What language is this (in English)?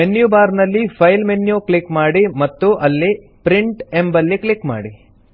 Kannada